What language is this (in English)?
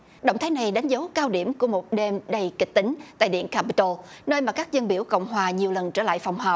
Vietnamese